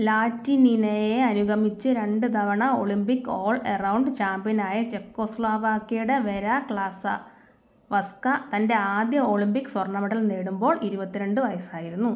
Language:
Malayalam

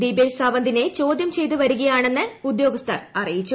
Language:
Malayalam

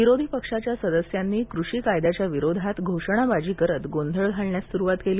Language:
Marathi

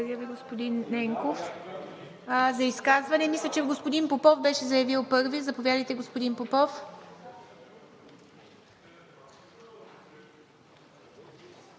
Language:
Bulgarian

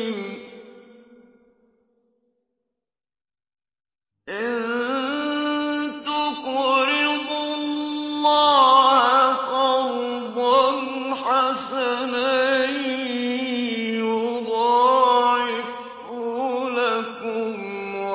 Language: Arabic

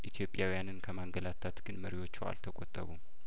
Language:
Amharic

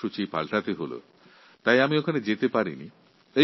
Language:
Bangla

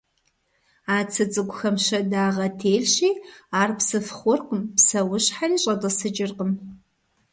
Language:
Kabardian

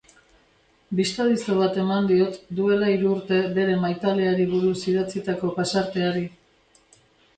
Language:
Basque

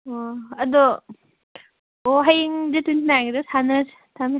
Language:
Manipuri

